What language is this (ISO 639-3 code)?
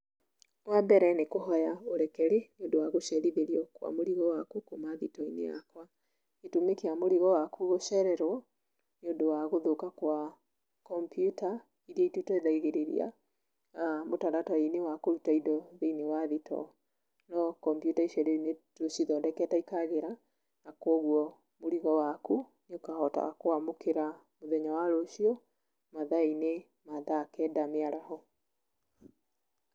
kik